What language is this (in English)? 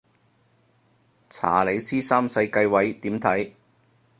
Cantonese